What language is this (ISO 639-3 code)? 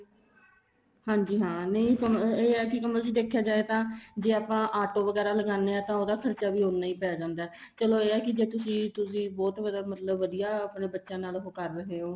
pan